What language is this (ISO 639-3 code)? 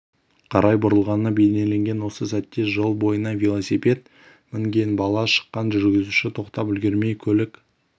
kaz